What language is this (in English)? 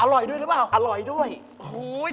Thai